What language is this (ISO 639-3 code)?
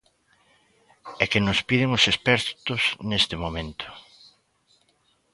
glg